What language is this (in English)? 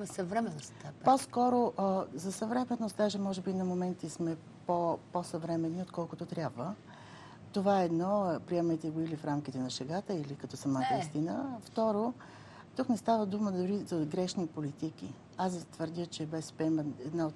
Bulgarian